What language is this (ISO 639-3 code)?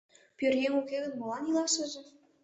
chm